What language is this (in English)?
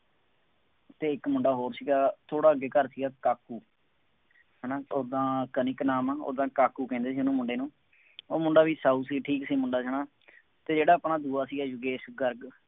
Punjabi